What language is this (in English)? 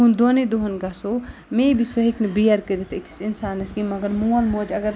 Kashmiri